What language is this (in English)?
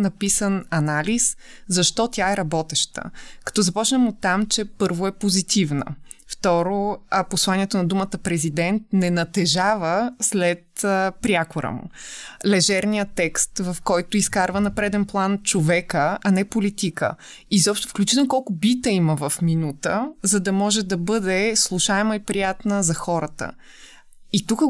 Bulgarian